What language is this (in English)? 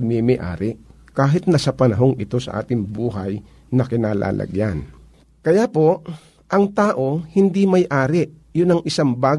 Filipino